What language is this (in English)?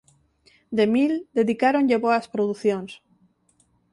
Galician